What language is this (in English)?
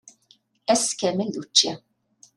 Kabyle